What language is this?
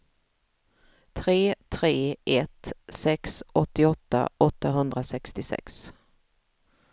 Swedish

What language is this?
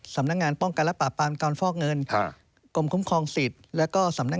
Thai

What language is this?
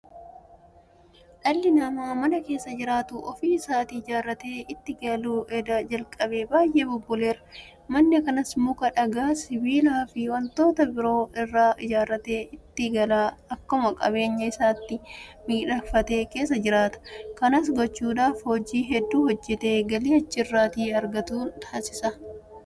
Oromo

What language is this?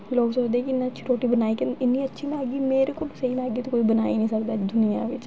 Dogri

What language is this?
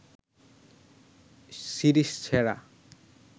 Bangla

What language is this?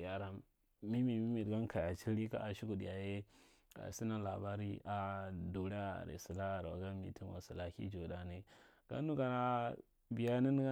Marghi Central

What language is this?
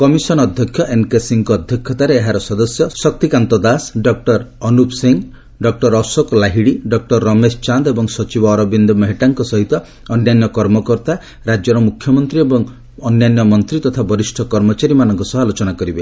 Odia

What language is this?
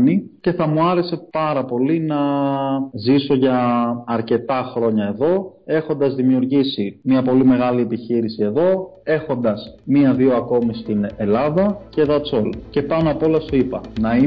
Greek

